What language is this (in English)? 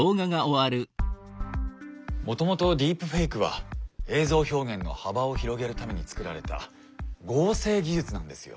Japanese